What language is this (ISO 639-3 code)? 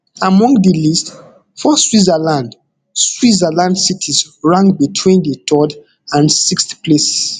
pcm